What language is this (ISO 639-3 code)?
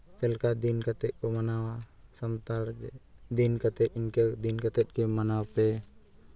sat